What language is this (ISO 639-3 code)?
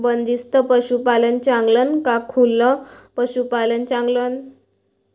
mar